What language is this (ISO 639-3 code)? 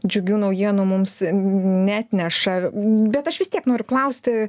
lit